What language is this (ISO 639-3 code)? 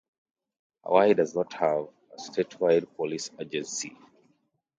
eng